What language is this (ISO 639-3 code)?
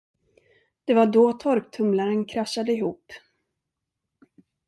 swe